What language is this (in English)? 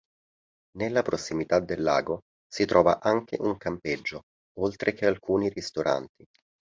Italian